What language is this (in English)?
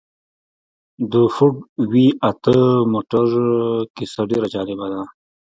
Pashto